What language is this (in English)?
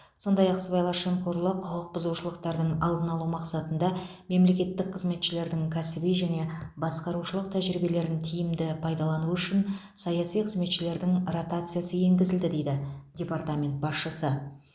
Kazakh